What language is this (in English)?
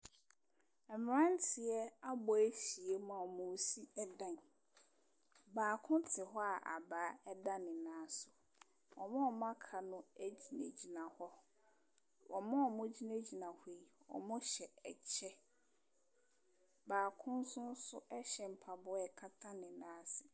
Akan